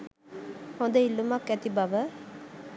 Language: Sinhala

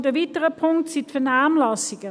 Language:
Swiss German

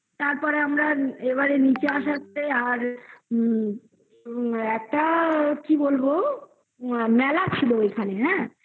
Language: Bangla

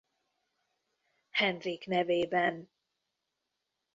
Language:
Hungarian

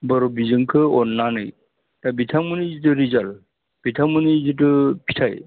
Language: Bodo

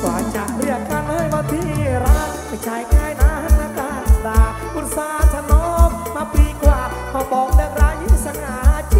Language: Thai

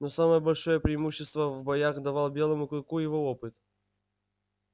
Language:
Russian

